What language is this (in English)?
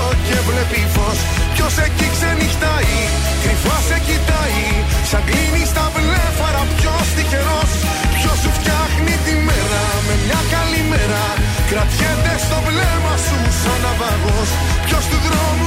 Greek